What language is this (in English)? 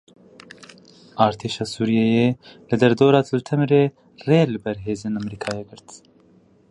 Kurdish